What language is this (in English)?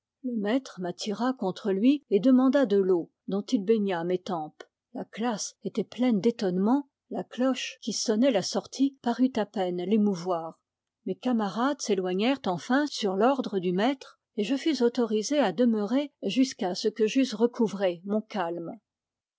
French